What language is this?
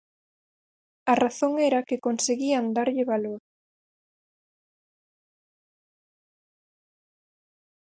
Galician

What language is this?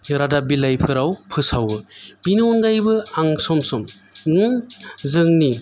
Bodo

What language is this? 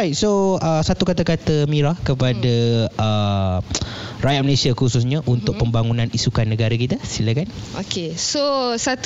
Malay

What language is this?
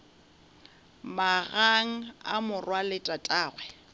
Northern Sotho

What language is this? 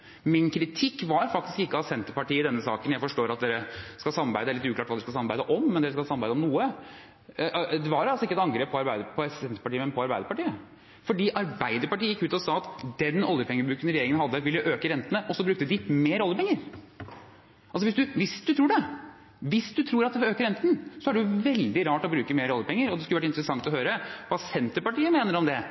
Norwegian Bokmål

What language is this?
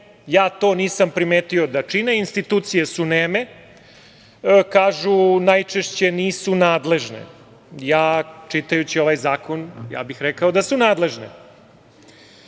Serbian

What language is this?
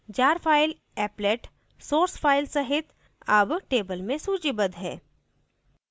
Hindi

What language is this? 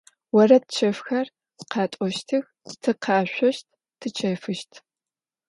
Adyghe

